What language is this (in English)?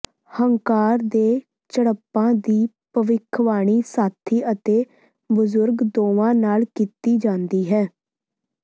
Punjabi